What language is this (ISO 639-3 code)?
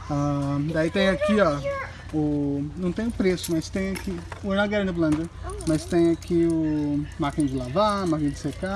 por